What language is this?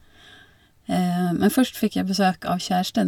Norwegian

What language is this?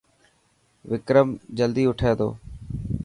Dhatki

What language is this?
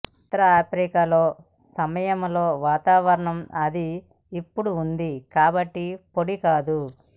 Telugu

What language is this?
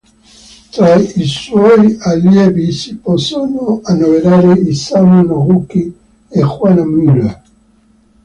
Italian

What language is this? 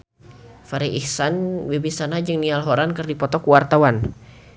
Sundanese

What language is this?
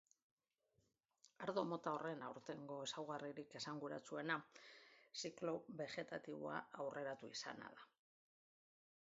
Basque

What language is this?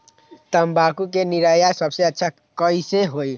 Magahi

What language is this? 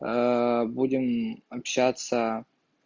Russian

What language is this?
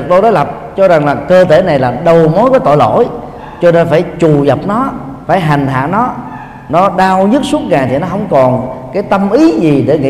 Vietnamese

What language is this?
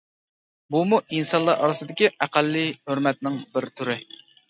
Uyghur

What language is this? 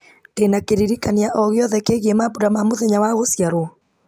Kikuyu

